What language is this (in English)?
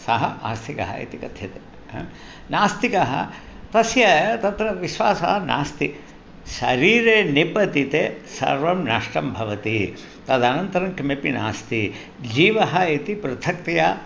Sanskrit